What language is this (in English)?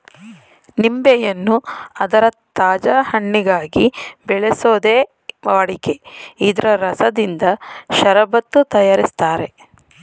Kannada